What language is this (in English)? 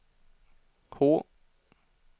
Swedish